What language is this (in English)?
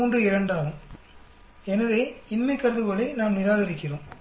Tamil